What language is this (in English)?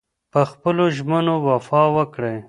Pashto